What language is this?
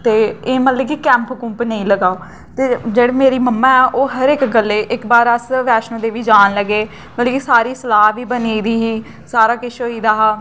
Dogri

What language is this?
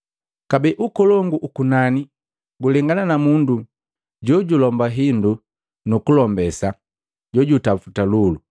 Matengo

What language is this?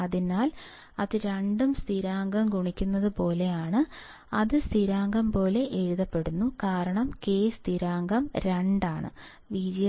Malayalam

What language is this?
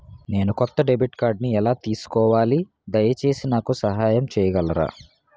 Telugu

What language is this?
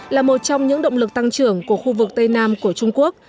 Vietnamese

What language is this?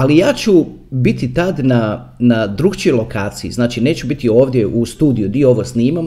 Croatian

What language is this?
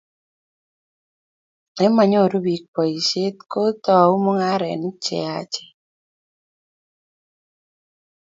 Kalenjin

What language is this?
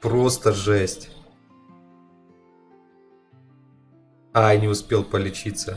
Russian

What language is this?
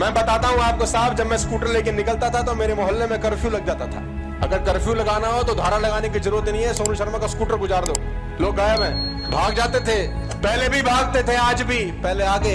Hindi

